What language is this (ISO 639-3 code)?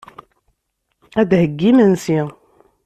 kab